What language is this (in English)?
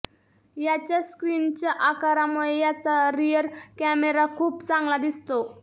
Marathi